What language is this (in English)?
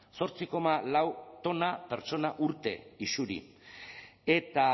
Basque